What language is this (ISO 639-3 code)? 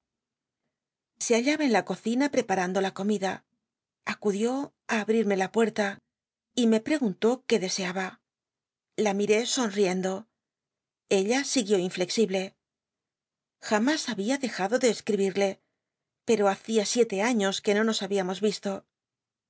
spa